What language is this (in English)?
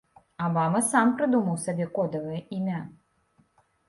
Belarusian